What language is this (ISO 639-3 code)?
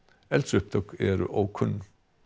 isl